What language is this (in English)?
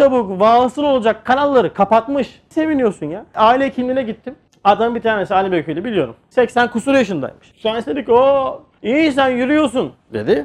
Turkish